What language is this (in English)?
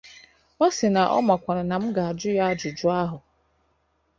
Igbo